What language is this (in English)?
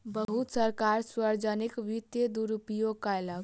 Maithili